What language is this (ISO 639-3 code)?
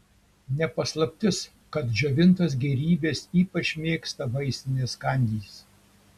lit